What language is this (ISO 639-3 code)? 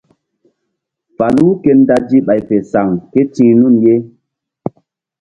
mdd